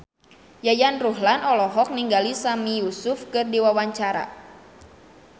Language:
Sundanese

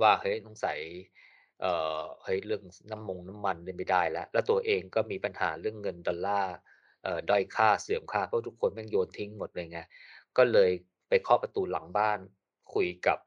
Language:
Thai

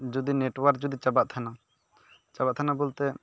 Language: Santali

